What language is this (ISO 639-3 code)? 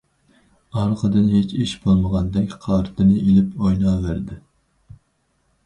uig